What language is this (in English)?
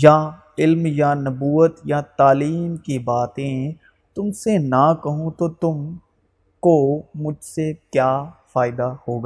Urdu